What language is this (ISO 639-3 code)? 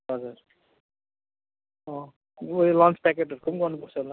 nep